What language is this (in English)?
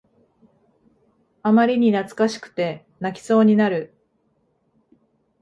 Japanese